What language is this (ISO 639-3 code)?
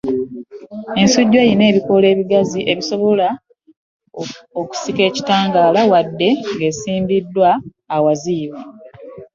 lug